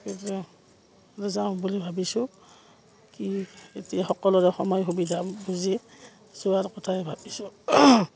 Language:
Assamese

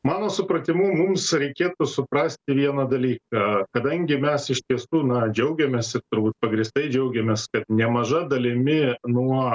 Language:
Lithuanian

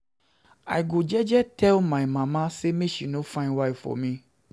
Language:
Nigerian Pidgin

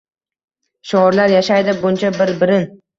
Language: Uzbek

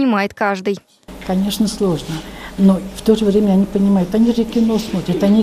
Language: Russian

